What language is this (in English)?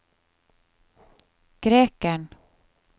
Norwegian